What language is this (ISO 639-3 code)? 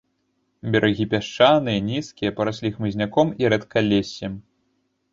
bel